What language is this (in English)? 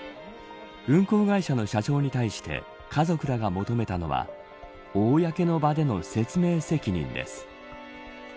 Japanese